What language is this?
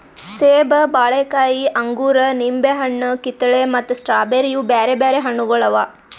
Kannada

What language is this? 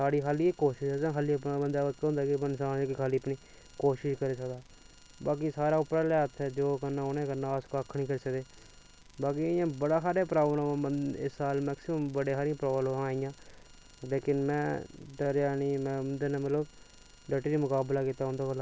Dogri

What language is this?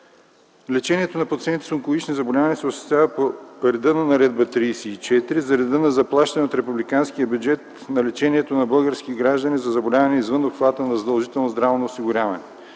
Bulgarian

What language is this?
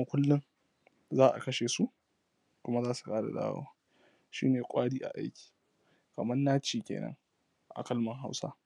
Hausa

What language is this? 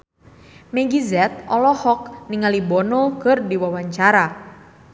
Sundanese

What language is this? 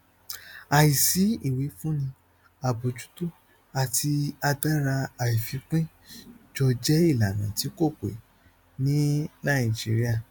Yoruba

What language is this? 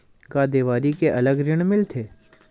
Chhattisgarhi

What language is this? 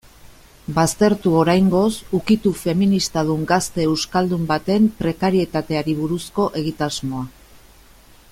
Basque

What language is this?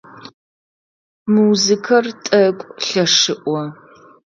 Adyghe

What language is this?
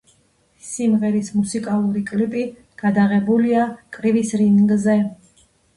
Georgian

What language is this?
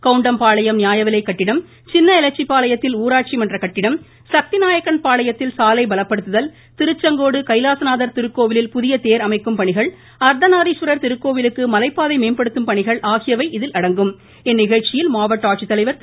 Tamil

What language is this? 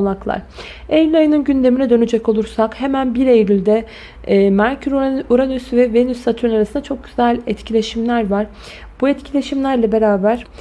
Turkish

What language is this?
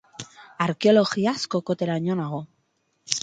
Basque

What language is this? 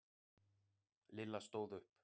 Icelandic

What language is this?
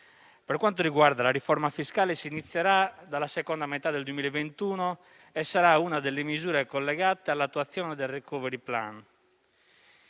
Italian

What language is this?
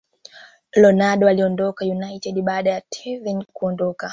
Swahili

